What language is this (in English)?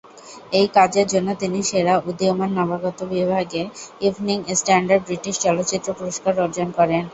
Bangla